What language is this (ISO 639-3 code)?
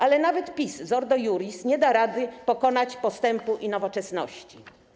pol